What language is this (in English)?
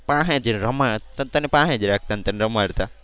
Gujarati